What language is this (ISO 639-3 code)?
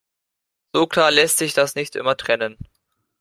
deu